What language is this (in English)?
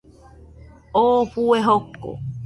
Nüpode Huitoto